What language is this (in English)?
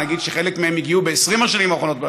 Hebrew